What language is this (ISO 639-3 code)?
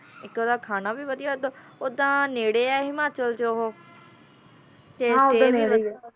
pan